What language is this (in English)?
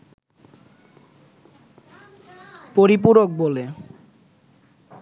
Bangla